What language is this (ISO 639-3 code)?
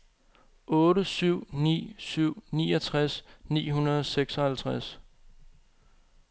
dan